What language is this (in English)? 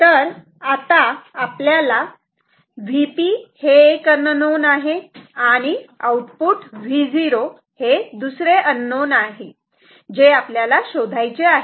Marathi